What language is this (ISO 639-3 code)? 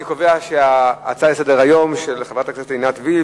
heb